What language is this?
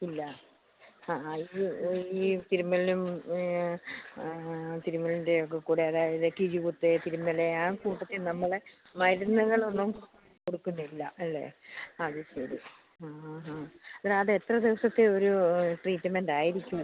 Malayalam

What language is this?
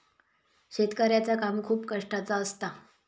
Marathi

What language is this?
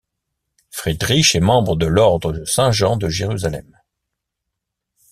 French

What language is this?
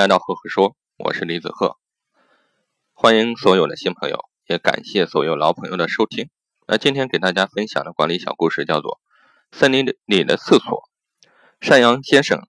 Chinese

